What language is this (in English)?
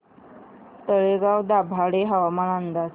Marathi